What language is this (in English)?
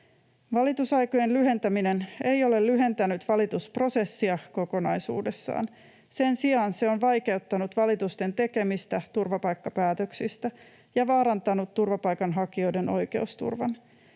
Finnish